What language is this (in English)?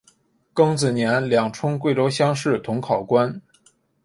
Chinese